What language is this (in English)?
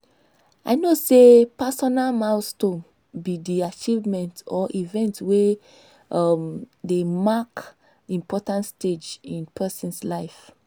Nigerian Pidgin